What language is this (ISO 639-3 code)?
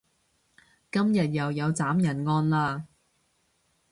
yue